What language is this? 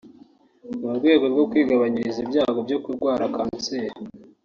Kinyarwanda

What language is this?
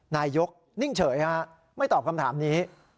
Thai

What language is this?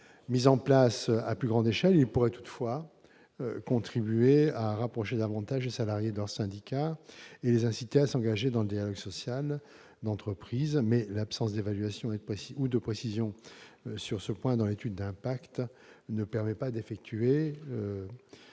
French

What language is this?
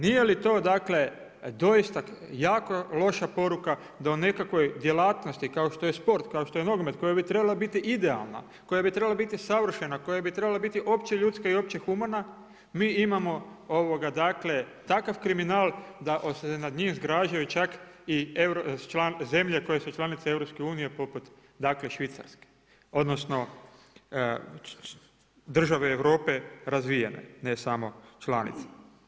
Croatian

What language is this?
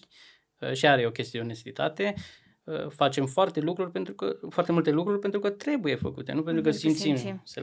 Romanian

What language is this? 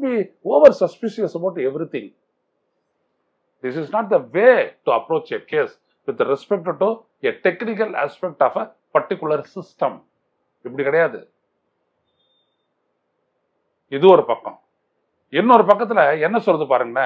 Tamil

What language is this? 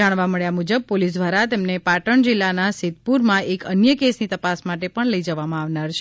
Gujarati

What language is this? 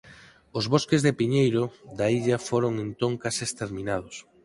Galician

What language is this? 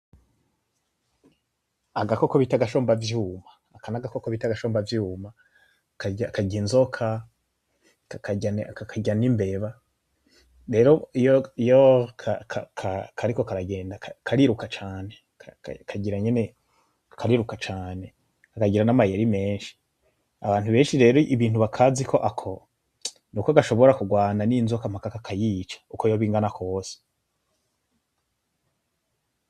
Rundi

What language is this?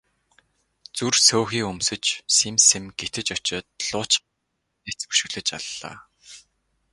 Mongolian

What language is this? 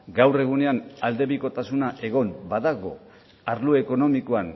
Basque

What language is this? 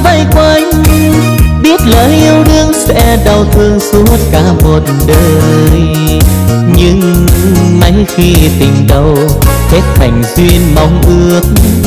Vietnamese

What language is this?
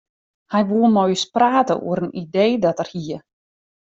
Western Frisian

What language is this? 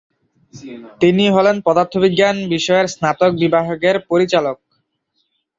Bangla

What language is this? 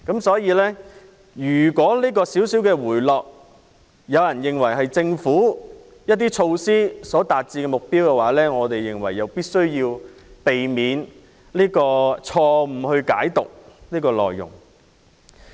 Cantonese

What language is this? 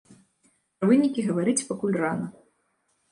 Belarusian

